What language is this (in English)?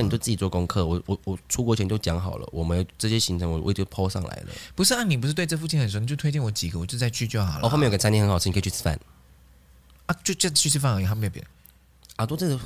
Chinese